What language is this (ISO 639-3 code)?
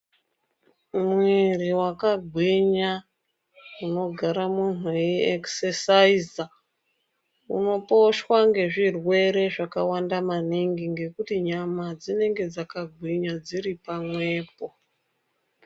ndc